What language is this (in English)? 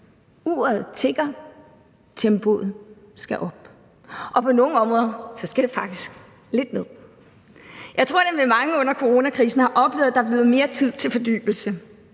Danish